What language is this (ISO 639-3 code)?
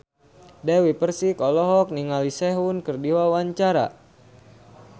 sun